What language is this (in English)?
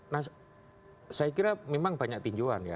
Indonesian